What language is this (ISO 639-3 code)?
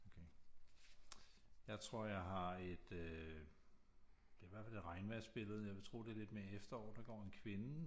dan